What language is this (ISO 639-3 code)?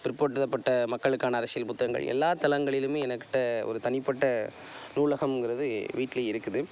tam